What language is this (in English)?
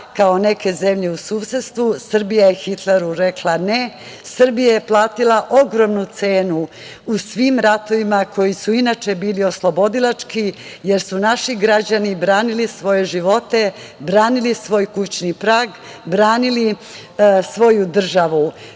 Serbian